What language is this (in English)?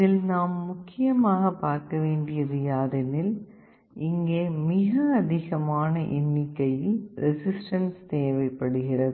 Tamil